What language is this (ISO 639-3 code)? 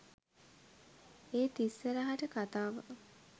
sin